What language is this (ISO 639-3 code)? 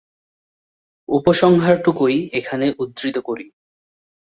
ben